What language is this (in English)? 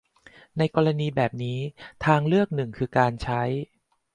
Thai